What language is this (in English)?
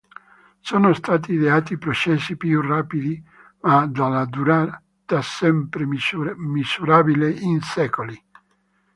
Italian